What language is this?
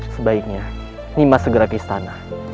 Indonesian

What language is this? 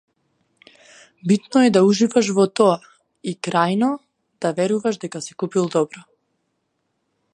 Macedonian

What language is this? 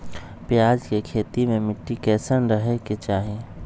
Magahi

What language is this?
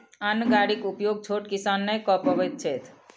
Maithili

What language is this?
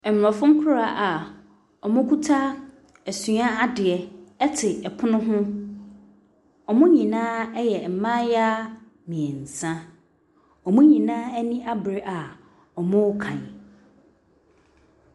Akan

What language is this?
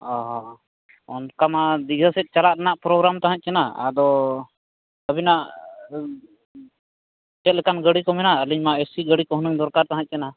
Santali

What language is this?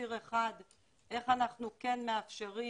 Hebrew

